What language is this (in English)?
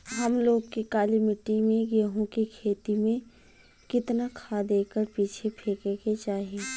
Bhojpuri